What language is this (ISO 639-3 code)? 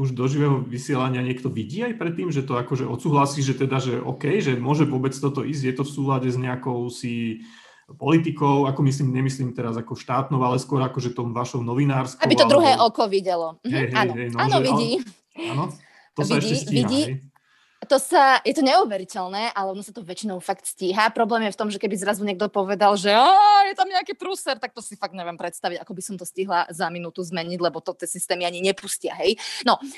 slk